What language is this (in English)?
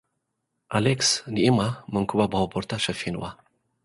Tigrinya